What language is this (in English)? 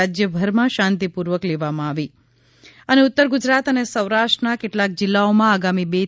Gujarati